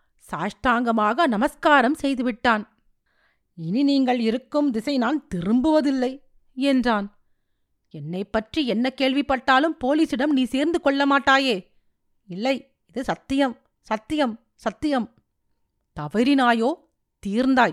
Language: Tamil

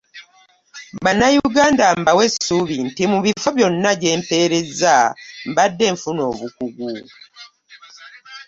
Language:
Ganda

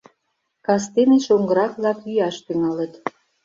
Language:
Mari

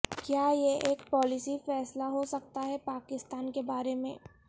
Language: Urdu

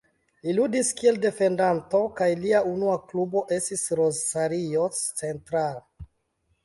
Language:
Esperanto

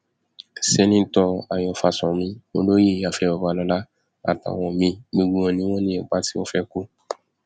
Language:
Yoruba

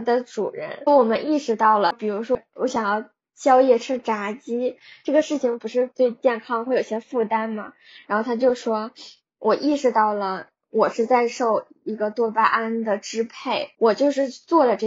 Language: Chinese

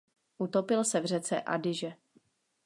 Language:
Czech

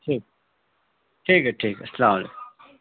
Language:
Urdu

